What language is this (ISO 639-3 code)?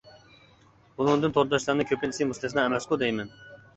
uig